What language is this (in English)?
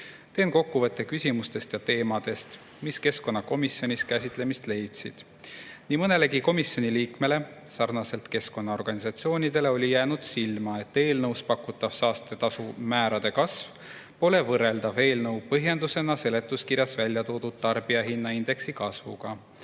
Estonian